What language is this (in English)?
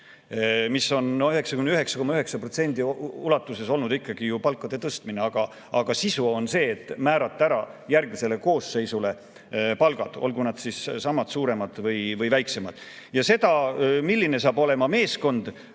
Estonian